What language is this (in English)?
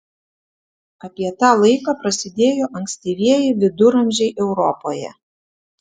Lithuanian